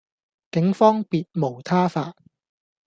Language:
Cantonese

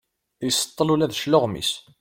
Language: Kabyle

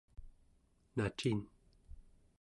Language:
Central Yupik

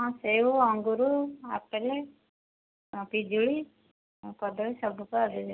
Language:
Odia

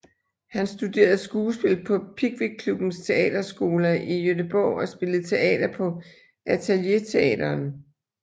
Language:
Danish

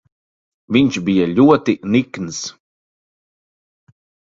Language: Latvian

